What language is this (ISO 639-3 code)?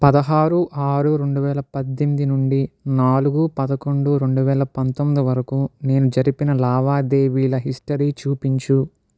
tel